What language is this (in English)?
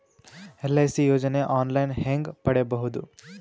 Kannada